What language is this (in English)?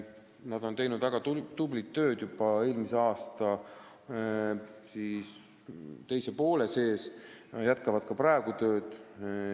Estonian